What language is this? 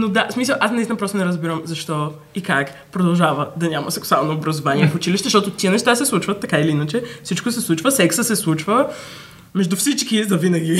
Bulgarian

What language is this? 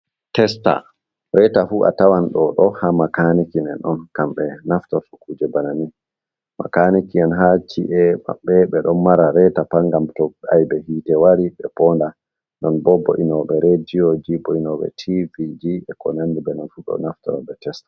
Fula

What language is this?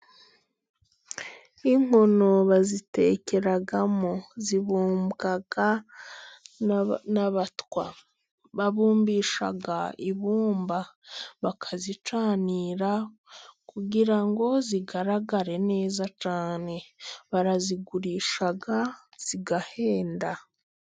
Kinyarwanda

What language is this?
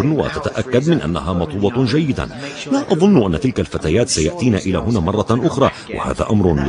Arabic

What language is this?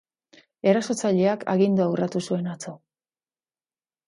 Basque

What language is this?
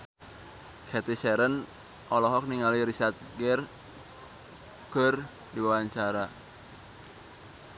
Sundanese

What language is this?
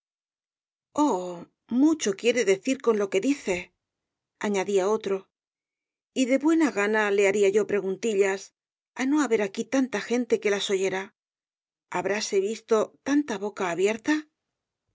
Spanish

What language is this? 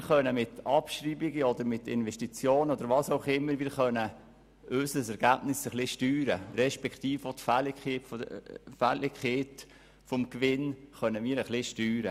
Swiss German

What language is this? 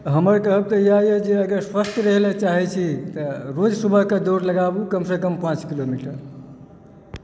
Maithili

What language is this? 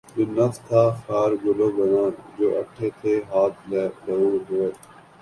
Urdu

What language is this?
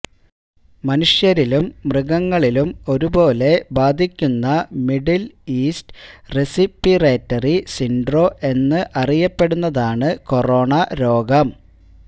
Malayalam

